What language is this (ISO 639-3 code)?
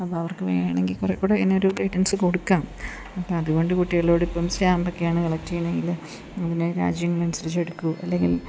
mal